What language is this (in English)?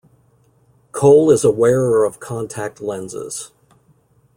English